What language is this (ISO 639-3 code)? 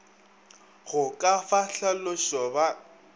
nso